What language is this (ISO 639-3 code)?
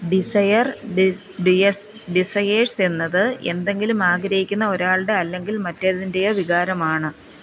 mal